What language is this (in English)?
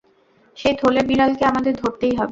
Bangla